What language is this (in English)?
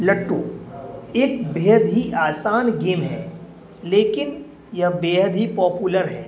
Urdu